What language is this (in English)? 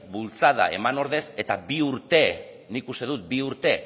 Basque